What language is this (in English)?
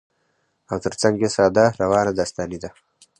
Pashto